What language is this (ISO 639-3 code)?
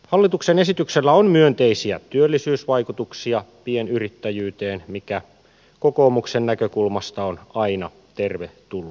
fin